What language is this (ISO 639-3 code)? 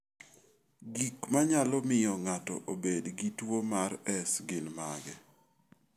luo